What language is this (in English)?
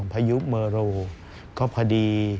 Thai